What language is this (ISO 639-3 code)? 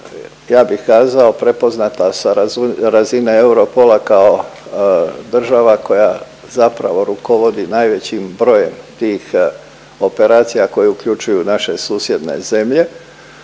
hrv